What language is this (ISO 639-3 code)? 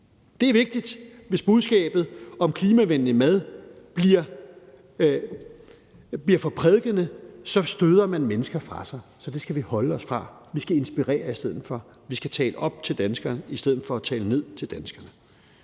dan